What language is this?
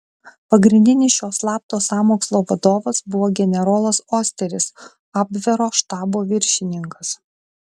Lithuanian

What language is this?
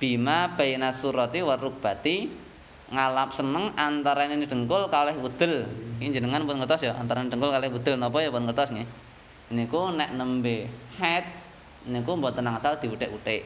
Indonesian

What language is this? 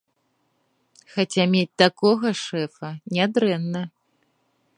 Belarusian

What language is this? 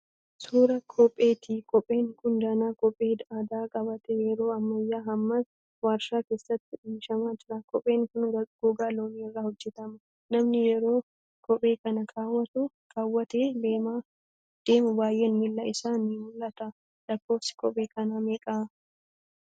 Oromo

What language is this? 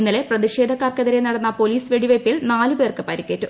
Malayalam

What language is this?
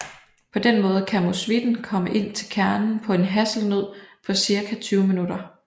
Danish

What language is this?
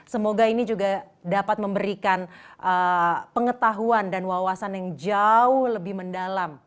Indonesian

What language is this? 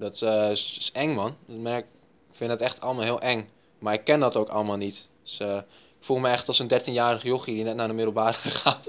Dutch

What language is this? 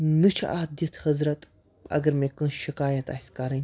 Kashmiri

